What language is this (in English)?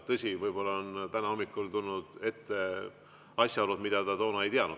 Estonian